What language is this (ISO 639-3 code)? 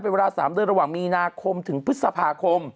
tha